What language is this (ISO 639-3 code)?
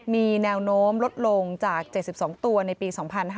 tha